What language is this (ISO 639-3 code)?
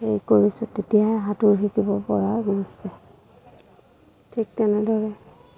asm